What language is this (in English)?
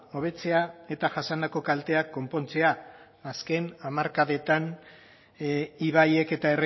Basque